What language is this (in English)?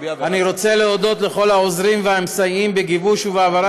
Hebrew